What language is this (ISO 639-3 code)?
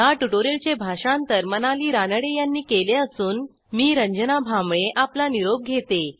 mar